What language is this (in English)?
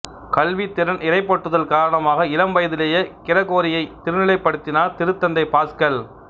Tamil